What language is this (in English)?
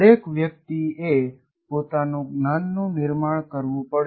Gujarati